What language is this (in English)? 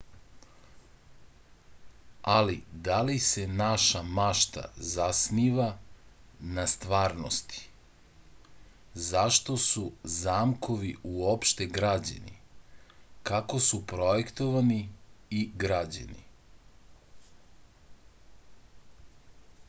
Serbian